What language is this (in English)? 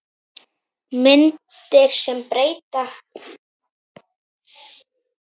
Icelandic